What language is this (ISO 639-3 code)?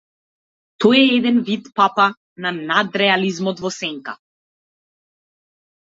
mkd